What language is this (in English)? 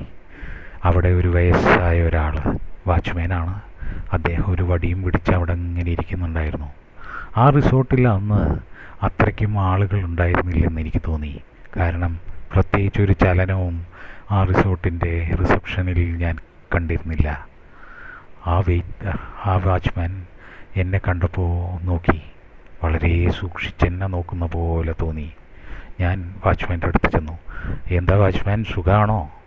Malayalam